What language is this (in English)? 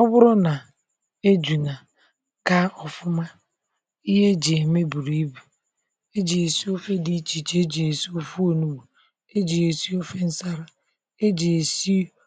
Igbo